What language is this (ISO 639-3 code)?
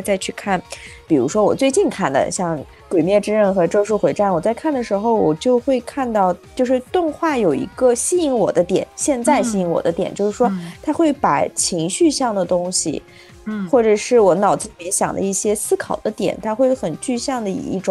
zho